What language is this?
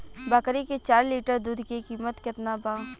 Bhojpuri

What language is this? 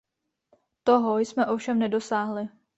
Czech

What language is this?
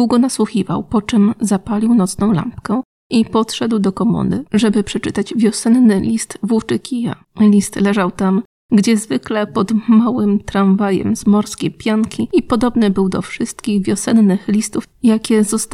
Polish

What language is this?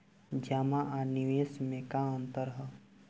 Bhojpuri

